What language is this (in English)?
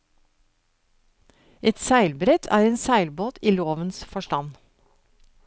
Norwegian